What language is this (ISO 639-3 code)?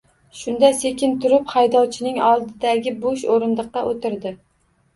uzb